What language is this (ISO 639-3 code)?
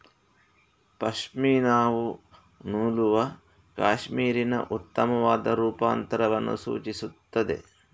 kan